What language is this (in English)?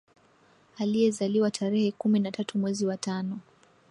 Swahili